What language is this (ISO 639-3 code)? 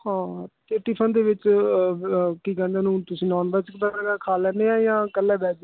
pan